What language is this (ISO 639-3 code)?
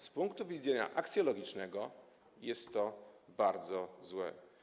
pol